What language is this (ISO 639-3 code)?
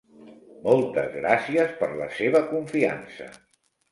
cat